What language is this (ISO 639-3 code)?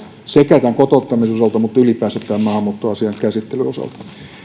fin